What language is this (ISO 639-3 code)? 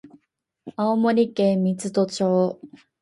jpn